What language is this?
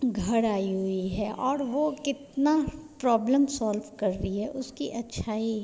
Hindi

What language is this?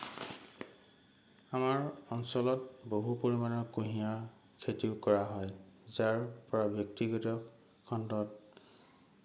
Assamese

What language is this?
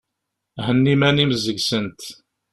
Kabyle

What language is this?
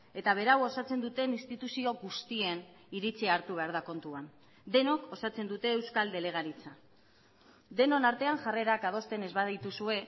Basque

